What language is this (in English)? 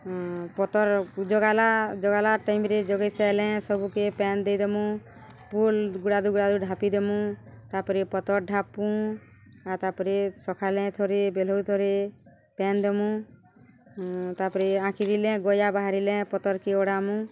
Odia